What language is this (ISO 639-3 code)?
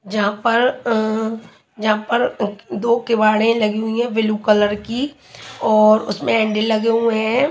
hin